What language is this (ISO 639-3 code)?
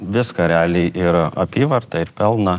lit